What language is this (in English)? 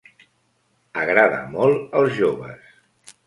Catalan